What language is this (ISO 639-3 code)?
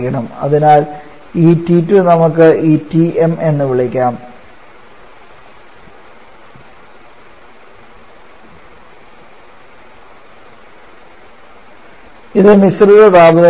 mal